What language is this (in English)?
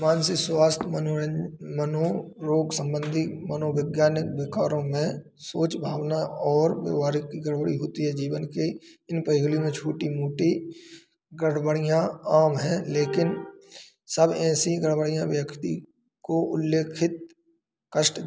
Hindi